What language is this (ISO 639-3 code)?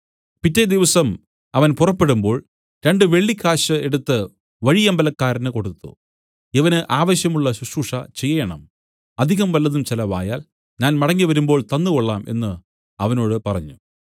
mal